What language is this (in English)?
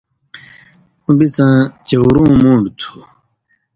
Indus Kohistani